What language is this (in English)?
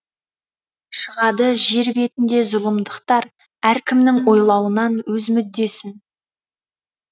Kazakh